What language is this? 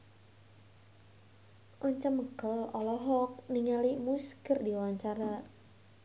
Sundanese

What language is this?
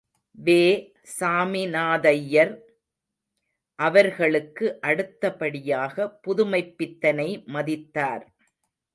Tamil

